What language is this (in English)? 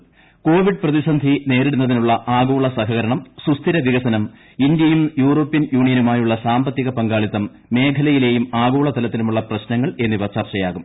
Malayalam